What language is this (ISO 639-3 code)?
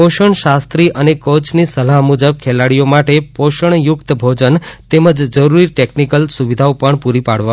guj